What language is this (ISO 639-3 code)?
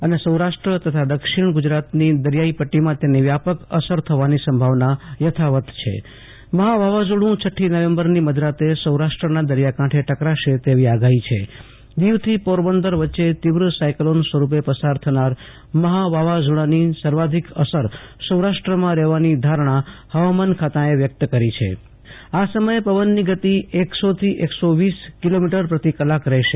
guj